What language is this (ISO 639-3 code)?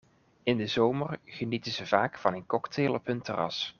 nld